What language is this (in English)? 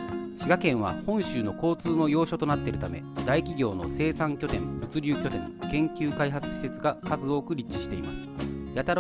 Japanese